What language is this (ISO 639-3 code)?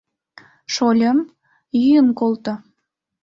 chm